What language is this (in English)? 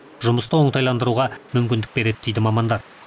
Kazakh